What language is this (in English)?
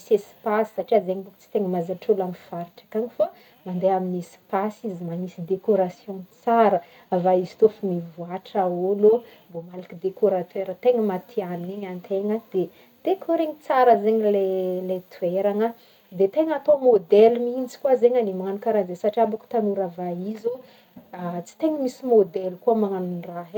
Northern Betsimisaraka Malagasy